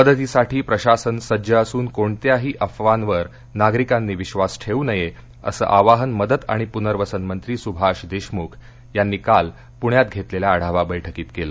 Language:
Marathi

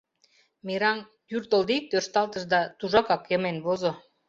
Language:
Mari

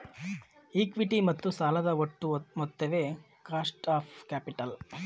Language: Kannada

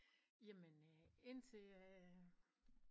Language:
Danish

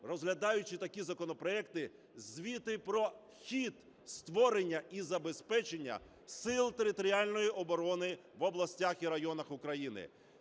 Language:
Ukrainian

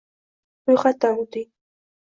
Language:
Uzbek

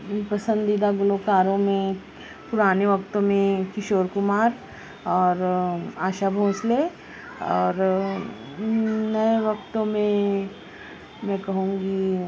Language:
Urdu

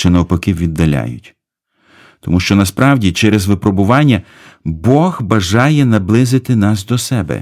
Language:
Ukrainian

